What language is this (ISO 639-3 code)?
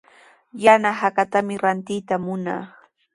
qws